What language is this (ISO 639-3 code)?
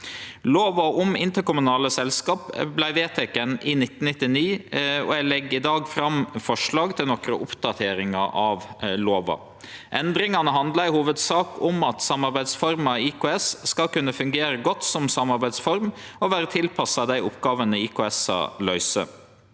nor